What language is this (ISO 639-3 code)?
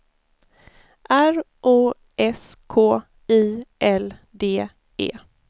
swe